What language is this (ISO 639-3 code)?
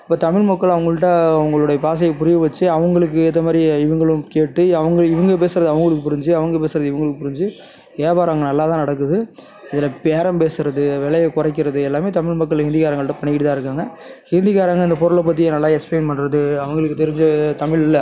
tam